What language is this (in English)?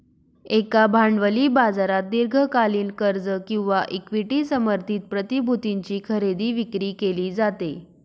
Marathi